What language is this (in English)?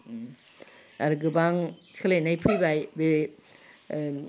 Bodo